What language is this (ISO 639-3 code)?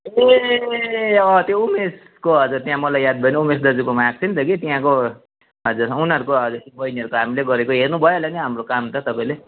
nep